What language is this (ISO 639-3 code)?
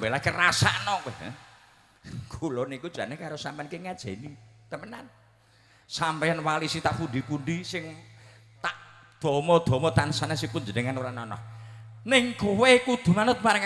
ind